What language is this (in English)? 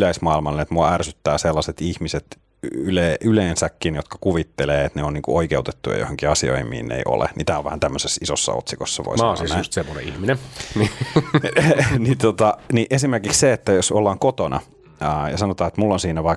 Finnish